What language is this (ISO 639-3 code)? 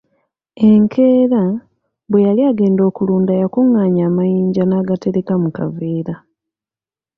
lug